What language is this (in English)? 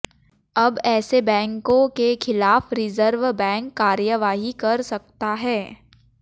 Hindi